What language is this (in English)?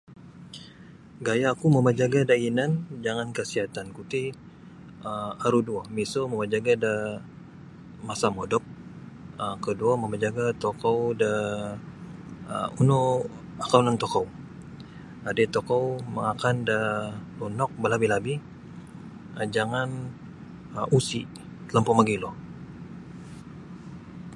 Sabah Bisaya